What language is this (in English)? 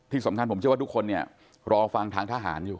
Thai